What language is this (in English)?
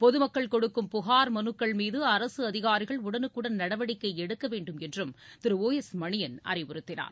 Tamil